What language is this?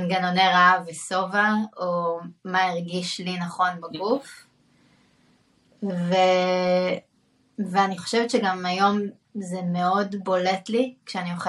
Hebrew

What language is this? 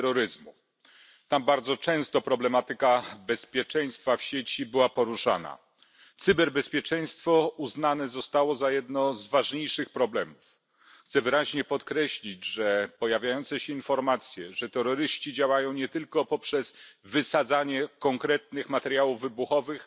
Polish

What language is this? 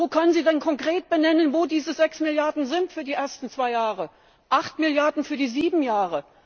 German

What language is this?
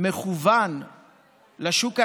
Hebrew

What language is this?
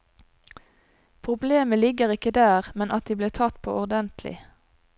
Norwegian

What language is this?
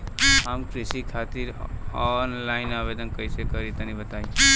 Bhojpuri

